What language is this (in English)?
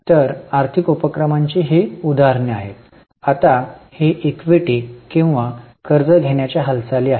Marathi